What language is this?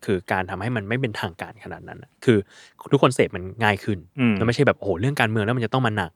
Thai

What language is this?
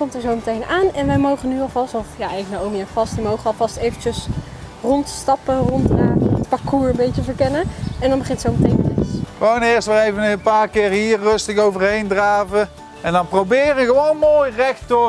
Dutch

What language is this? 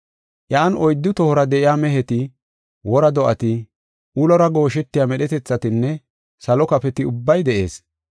Gofa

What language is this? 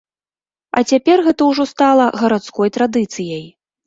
Belarusian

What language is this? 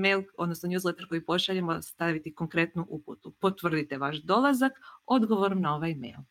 Croatian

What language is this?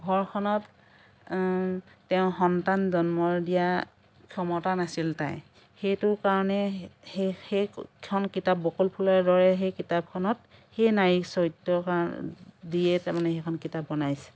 Assamese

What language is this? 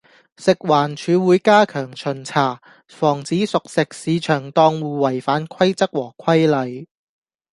Cantonese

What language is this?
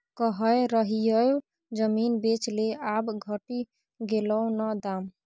Maithili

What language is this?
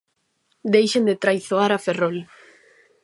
Galician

